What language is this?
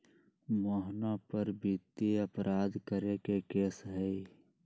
Magahi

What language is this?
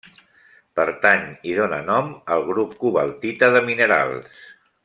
Catalan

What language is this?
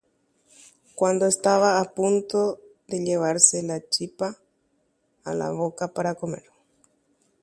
Guarani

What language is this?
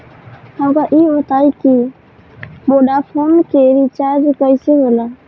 Bhojpuri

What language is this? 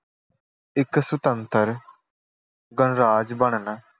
Punjabi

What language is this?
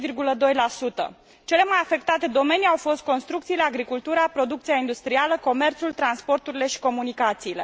Romanian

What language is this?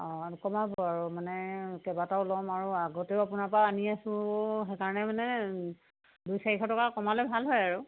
Assamese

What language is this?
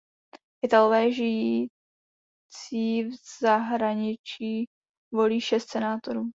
Czech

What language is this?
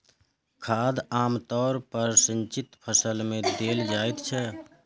Maithili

